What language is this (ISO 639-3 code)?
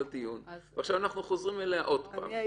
heb